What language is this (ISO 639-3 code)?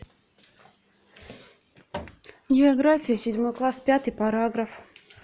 rus